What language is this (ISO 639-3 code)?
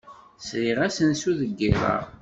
kab